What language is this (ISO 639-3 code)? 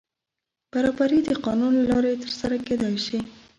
pus